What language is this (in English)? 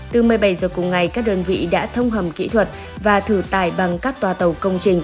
Vietnamese